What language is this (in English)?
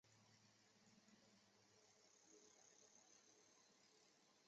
Chinese